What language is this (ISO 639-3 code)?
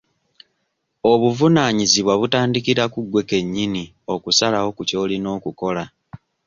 lug